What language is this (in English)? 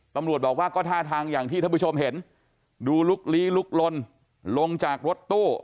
Thai